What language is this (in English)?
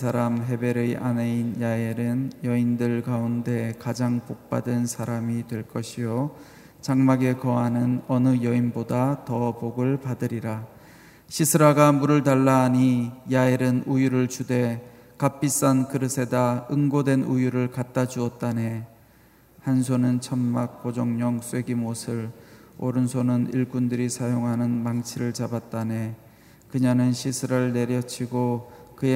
Korean